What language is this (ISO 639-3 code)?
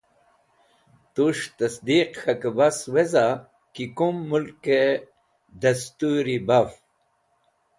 wbl